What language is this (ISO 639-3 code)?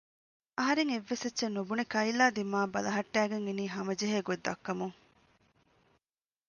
div